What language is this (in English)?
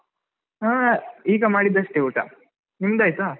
Kannada